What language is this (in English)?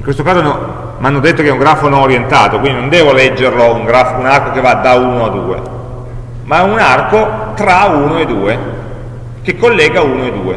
Italian